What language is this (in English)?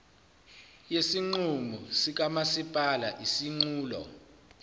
Zulu